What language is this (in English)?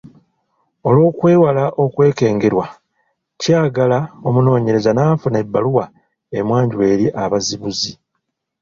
Ganda